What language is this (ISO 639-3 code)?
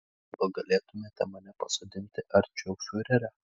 lit